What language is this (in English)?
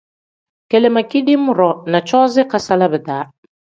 Tem